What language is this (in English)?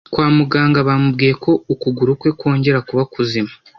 Kinyarwanda